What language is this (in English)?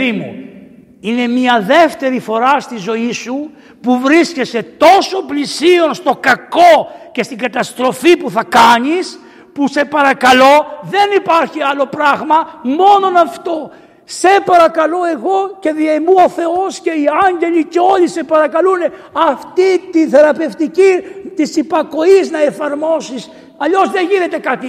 Greek